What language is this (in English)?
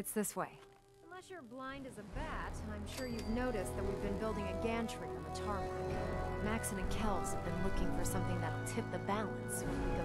Turkish